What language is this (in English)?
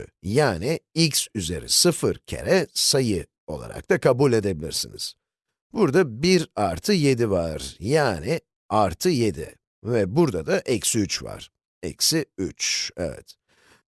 Turkish